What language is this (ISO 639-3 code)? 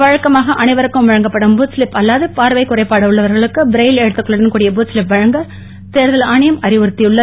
tam